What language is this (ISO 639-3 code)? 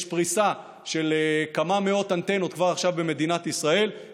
heb